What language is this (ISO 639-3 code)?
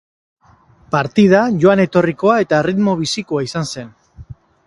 eus